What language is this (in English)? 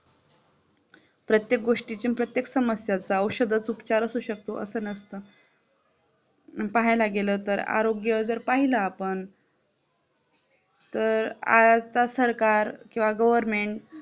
Marathi